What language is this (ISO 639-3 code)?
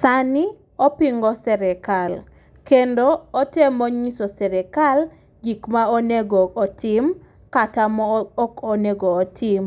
luo